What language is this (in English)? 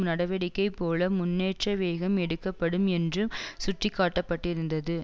Tamil